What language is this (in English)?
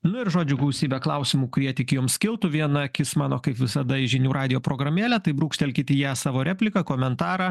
Lithuanian